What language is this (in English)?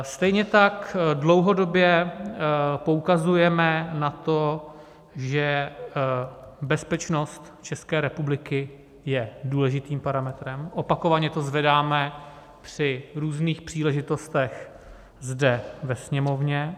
Czech